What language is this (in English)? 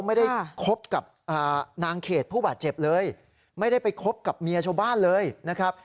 Thai